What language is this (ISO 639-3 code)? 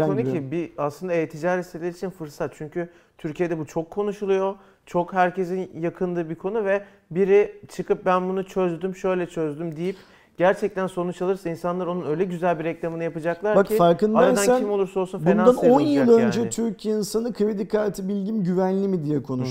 tur